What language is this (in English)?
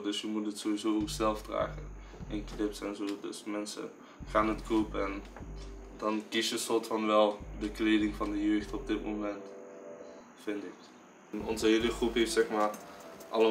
Dutch